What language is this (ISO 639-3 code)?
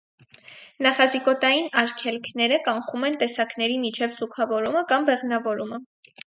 hye